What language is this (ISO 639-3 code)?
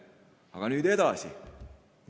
est